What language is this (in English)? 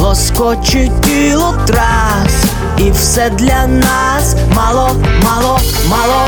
Ukrainian